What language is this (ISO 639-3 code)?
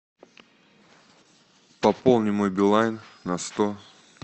rus